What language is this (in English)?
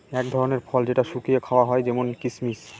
Bangla